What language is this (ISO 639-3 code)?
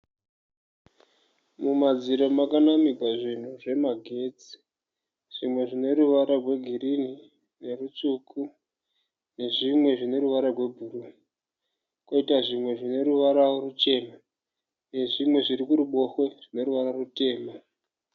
sna